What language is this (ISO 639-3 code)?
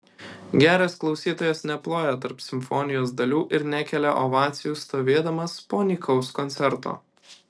lit